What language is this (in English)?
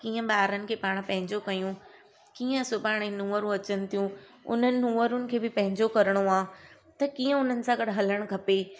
Sindhi